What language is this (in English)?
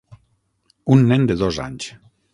Catalan